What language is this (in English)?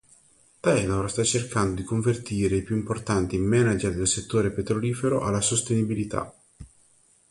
Italian